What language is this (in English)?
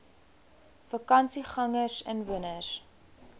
Afrikaans